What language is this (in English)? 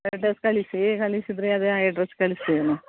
Kannada